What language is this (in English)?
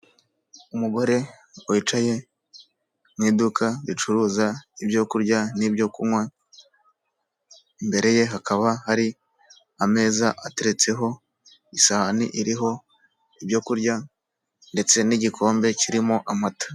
Kinyarwanda